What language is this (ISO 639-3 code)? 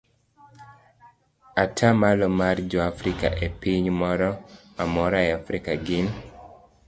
luo